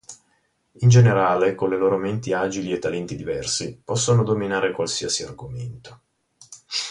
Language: Italian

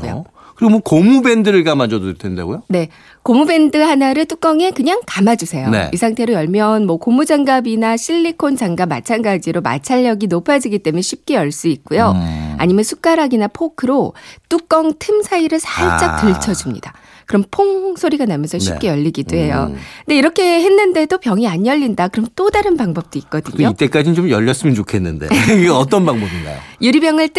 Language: Korean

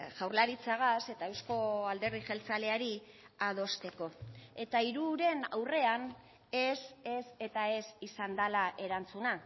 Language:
Basque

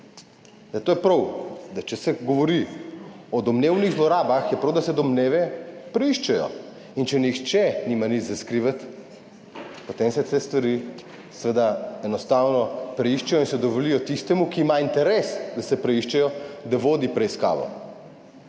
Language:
Slovenian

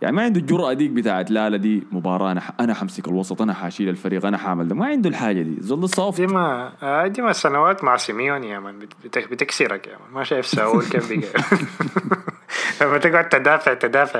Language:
Arabic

